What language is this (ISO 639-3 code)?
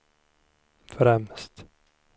swe